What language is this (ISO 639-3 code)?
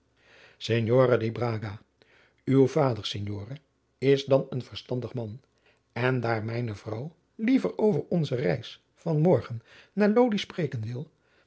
nld